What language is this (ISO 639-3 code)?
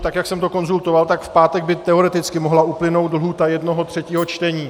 ces